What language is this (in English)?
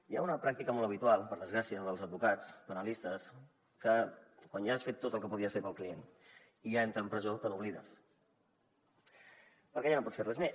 Catalan